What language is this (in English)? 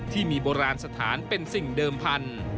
Thai